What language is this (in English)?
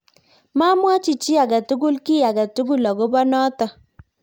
Kalenjin